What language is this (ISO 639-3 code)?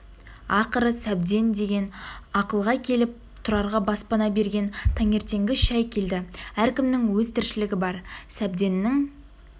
kaz